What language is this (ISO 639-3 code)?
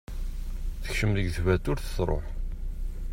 kab